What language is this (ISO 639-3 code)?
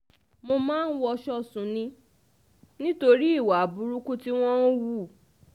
yor